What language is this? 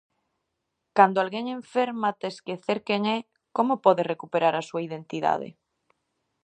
Galician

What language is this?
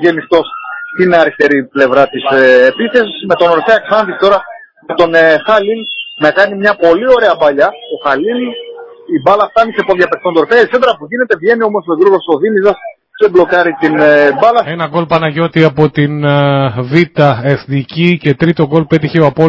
Greek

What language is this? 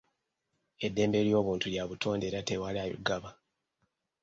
Ganda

